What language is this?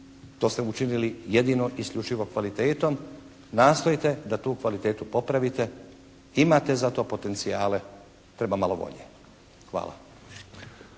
Croatian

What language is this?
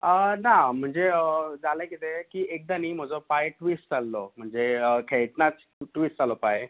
Konkani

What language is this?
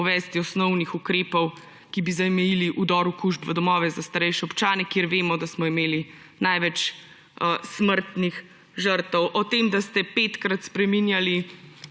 Slovenian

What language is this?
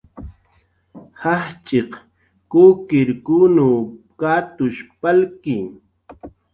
Jaqaru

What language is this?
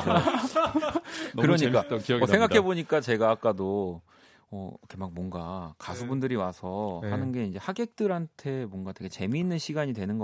Korean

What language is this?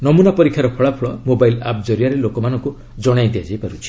Odia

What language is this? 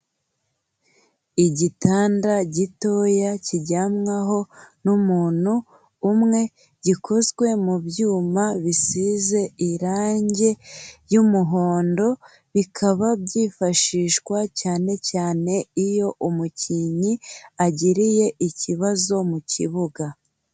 Kinyarwanda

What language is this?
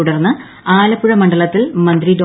Malayalam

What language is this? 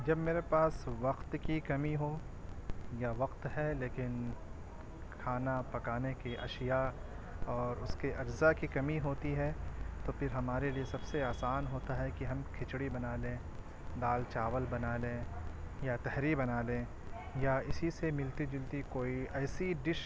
Urdu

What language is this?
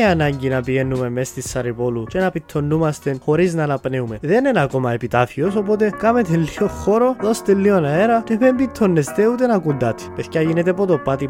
Greek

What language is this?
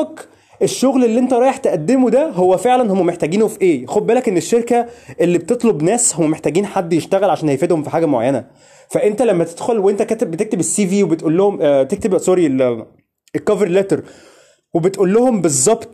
Arabic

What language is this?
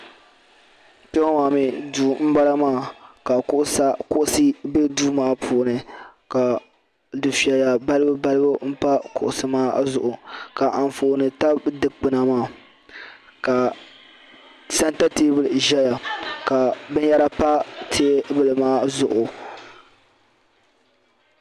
Dagbani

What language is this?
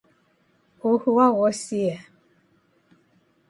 Taita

